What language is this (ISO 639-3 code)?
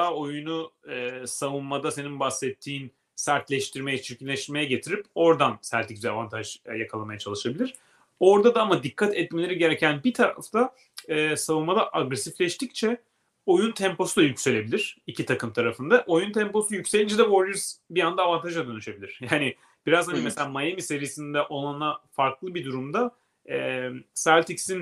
tur